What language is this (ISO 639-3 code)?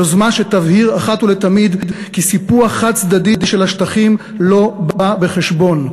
heb